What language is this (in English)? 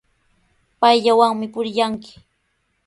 Sihuas Ancash Quechua